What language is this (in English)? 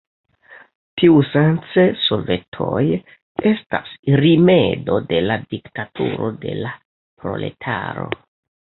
Esperanto